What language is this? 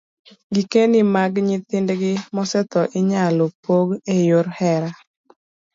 Luo (Kenya and Tanzania)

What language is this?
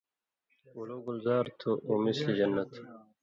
Indus Kohistani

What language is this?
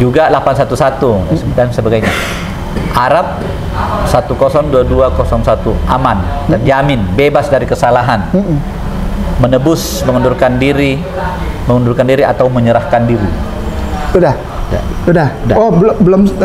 Indonesian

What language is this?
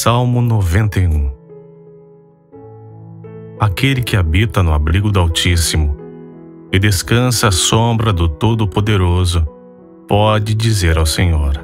Portuguese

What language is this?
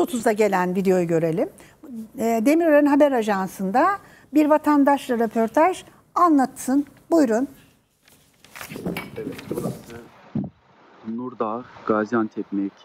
Turkish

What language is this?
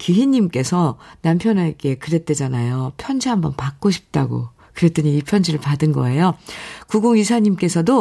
Korean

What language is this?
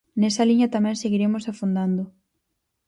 Galician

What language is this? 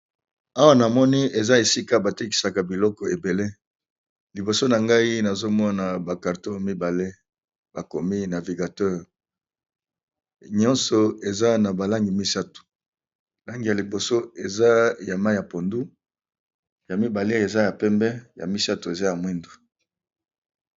Lingala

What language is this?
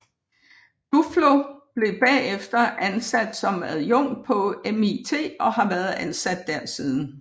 Danish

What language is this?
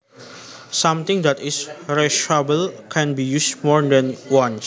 Javanese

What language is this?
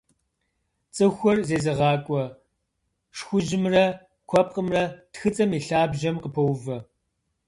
Kabardian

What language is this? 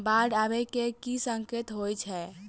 Maithili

